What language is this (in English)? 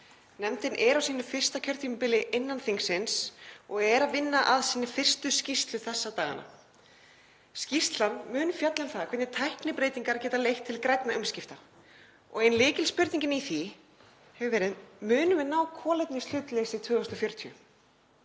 Icelandic